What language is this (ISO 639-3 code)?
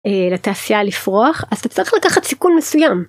heb